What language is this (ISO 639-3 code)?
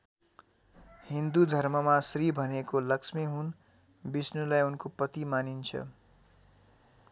nep